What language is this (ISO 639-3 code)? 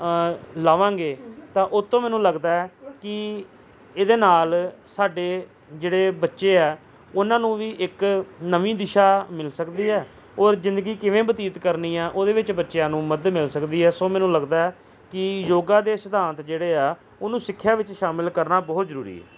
pan